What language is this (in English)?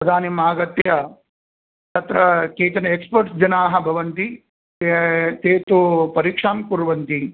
Sanskrit